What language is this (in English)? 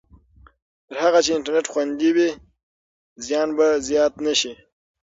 Pashto